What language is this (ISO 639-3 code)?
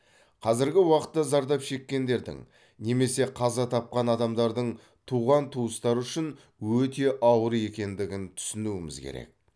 kaz